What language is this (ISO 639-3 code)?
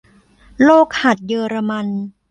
tha